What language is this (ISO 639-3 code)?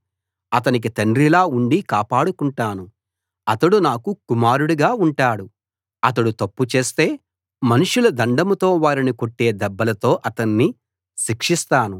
tel